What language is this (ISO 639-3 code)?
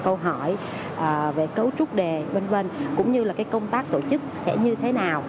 vie